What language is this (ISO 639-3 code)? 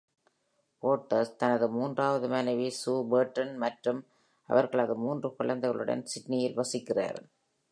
tam